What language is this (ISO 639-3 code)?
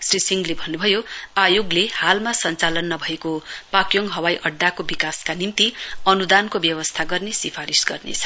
nep